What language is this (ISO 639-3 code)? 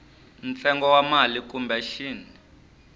tso